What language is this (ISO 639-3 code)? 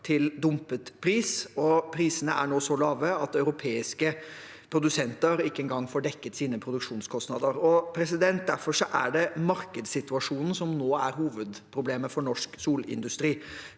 nor